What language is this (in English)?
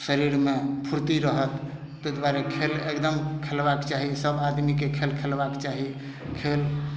Maithili